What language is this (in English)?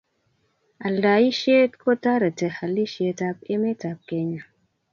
Kalenjin